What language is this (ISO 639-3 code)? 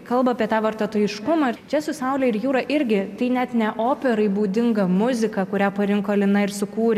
lit